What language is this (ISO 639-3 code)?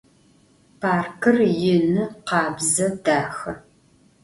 ady